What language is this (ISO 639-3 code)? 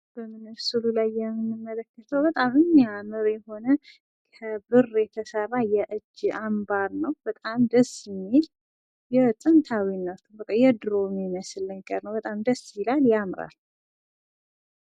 amh